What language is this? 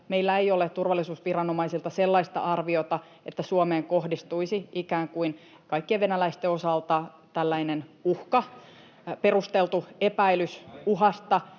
Finnish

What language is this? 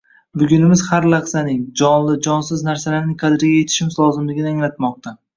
Uzbek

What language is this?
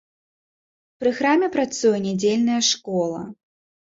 Belarusian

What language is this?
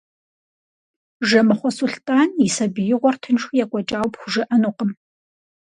Kabardian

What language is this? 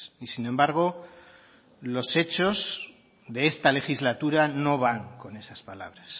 Spanish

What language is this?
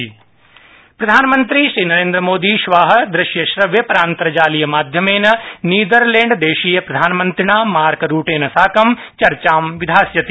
Sanskrit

